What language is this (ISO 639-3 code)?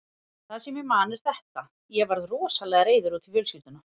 isl